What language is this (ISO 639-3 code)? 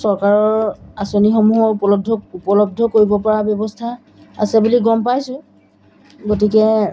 asm